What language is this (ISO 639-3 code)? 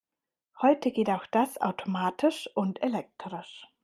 deu